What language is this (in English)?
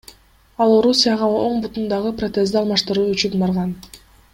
Kyrgyz